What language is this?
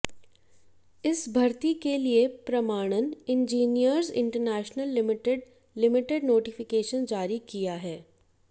Hindi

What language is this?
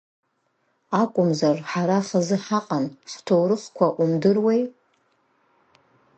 Abkhazian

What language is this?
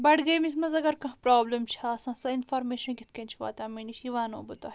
Kashmiri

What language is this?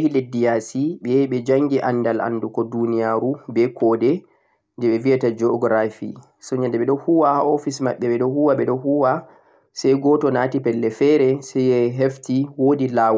Central-Eastern Niger Fulfulde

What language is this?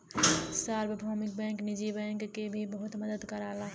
Bhojpuri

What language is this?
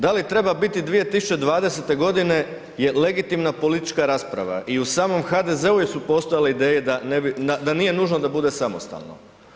Croatian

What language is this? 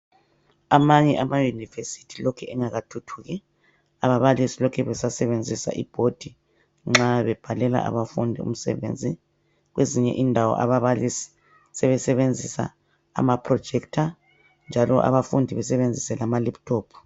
North Ndebele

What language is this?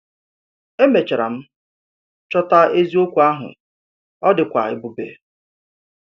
Igbo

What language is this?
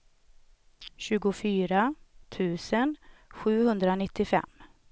Swedish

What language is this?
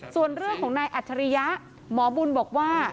Thai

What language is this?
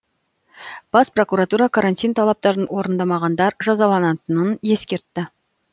Kazakh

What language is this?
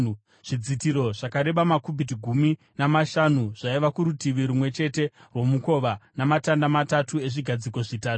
Shona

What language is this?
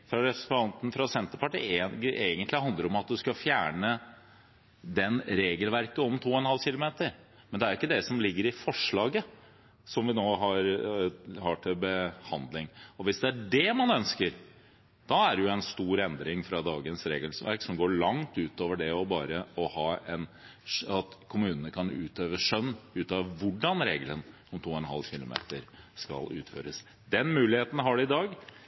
Norwegian Bokmål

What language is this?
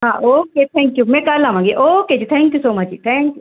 Punjabi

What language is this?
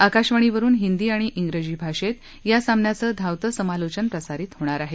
Marathi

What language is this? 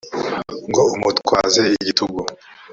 Kinyarwanda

